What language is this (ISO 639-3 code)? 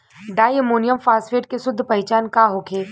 bho